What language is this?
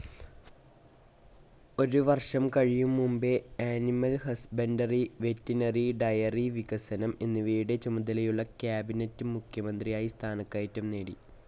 Malayalam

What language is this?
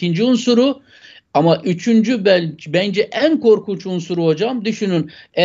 Turkish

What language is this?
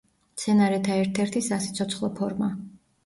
Georgian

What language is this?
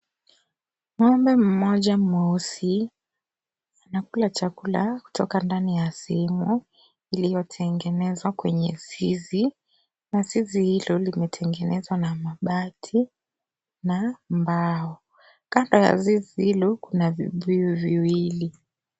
Swahili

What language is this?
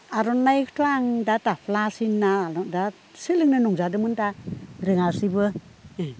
Bodo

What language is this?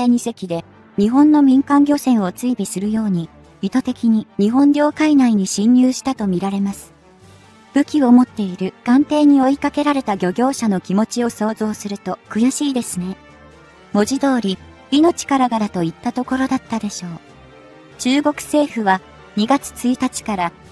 Japanese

